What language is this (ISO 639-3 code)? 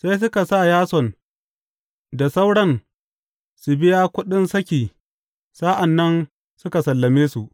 hau